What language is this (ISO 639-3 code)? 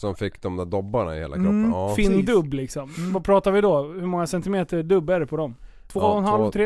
swe